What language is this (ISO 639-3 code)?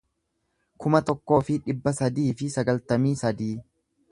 orm